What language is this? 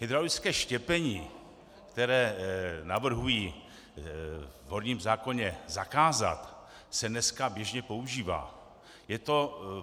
Czech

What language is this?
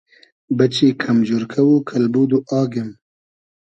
Hazaragi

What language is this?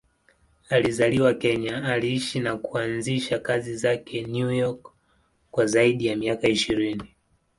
Swahili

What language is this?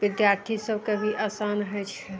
Maithili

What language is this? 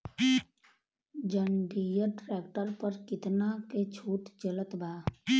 Bhojpuri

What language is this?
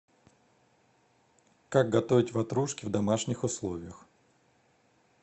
Russian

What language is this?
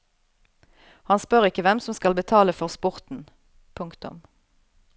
Norwegian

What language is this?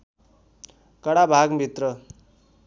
Nepali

